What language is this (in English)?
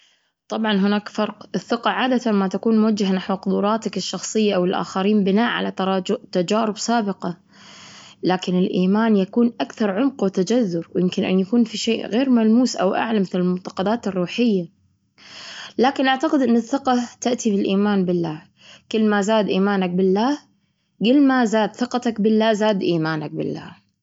Gulf Arabic